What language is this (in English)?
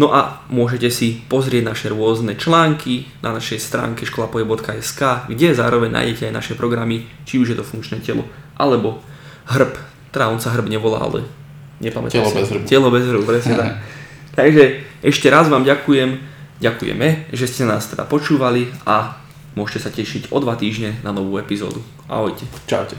Slovak